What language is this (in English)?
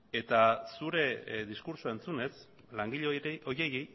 Basque